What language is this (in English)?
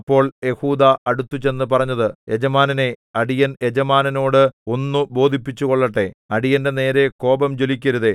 Malayalam